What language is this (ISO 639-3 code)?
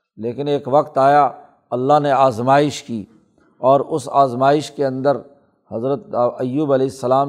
urd